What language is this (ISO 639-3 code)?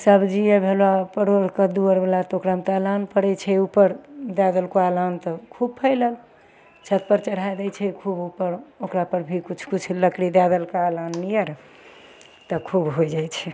mai